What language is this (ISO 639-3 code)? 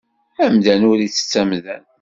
kab